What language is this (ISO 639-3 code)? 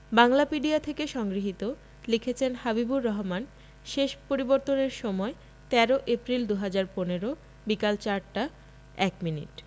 ben